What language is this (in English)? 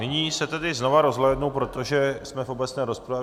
Czech